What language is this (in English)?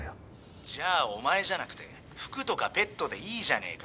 Japanese